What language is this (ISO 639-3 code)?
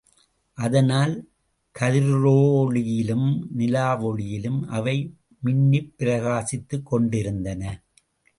tam